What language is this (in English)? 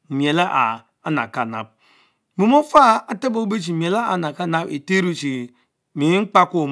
Mbe